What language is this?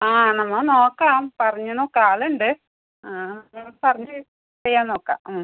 Malayalam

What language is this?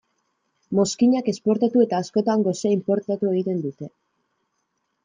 Basque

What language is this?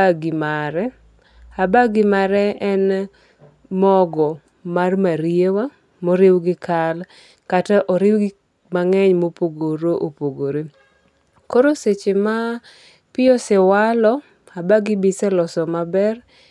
Luo (Kenya and Tanzania)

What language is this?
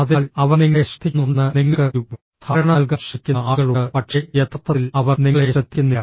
Malayalam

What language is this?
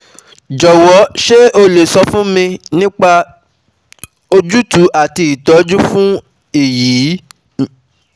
Yoruba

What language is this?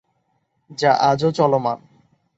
Bangla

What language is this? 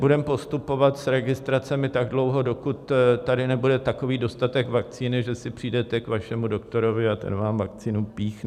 Czech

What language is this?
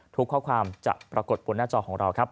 Thai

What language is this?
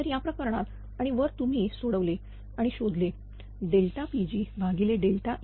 Marathi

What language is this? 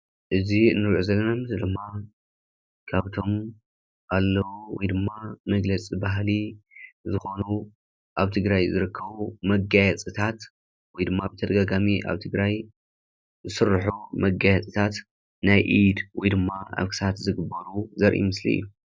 Tigrinya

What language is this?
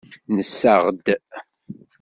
Kabyle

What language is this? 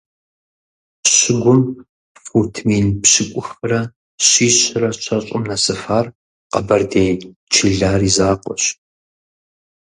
Kabardian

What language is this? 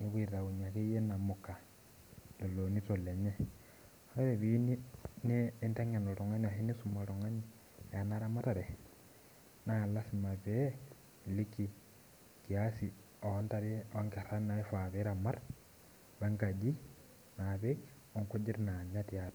Masai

